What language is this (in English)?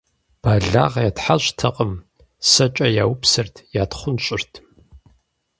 Kabardian